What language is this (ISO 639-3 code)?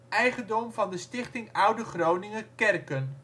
nld